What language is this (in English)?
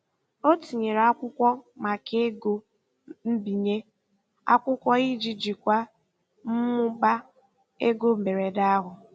Igbo